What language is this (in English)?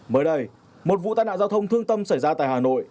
Vietnamese